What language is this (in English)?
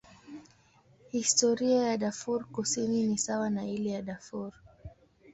Swahili